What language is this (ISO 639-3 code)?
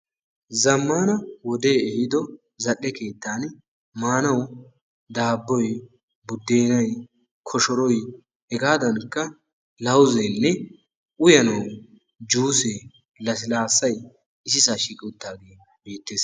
wal